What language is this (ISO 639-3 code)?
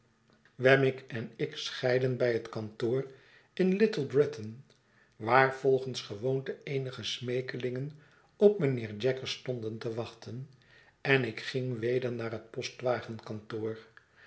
nld